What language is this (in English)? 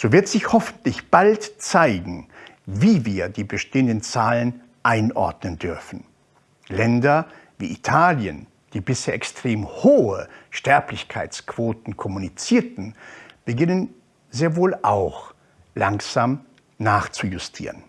German